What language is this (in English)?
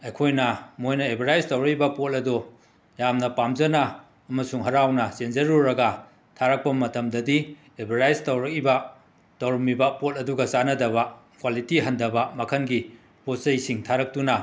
Manipuri